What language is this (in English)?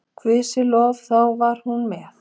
Icelandic